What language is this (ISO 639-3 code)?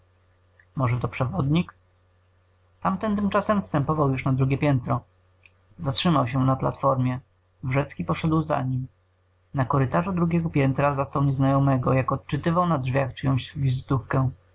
pol